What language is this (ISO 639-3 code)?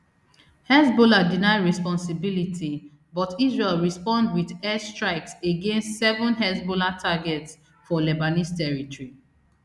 pcm